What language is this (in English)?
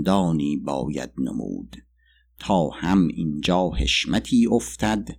Persian